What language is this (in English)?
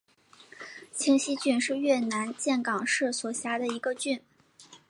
Chinese